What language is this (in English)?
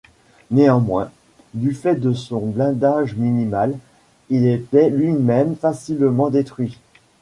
French